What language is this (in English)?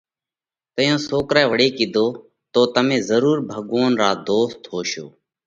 Parkari Koli